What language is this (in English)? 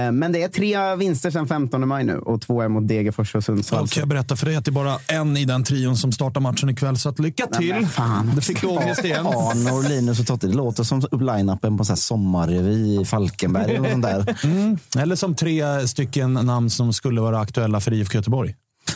Swedish